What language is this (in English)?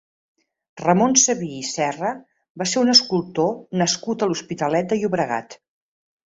Catalan